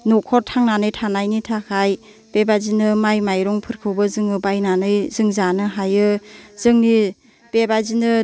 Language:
Bodo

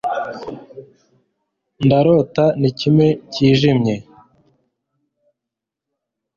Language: Kinyarwanda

